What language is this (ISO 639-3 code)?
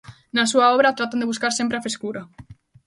glg